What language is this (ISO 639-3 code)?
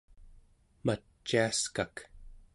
esu